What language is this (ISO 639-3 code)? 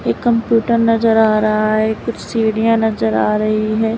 hin